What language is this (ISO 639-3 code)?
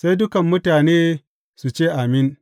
hau